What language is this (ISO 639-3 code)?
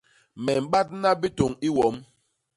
bas